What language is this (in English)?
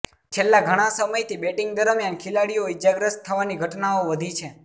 Gujarati